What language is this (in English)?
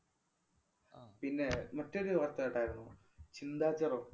Malayalam